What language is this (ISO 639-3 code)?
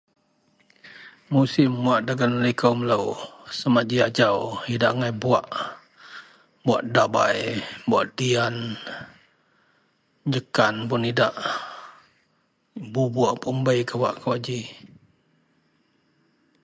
mel